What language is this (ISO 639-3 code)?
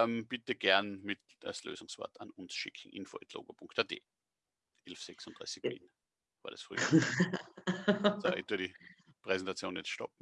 deu